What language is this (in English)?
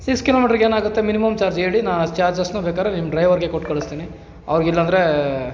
Kannada